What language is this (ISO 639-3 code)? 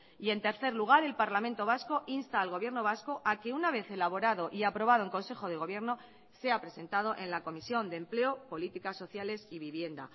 spa